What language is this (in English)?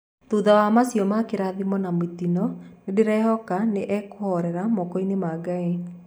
Kikuyu